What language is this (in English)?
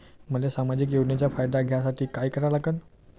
Marathi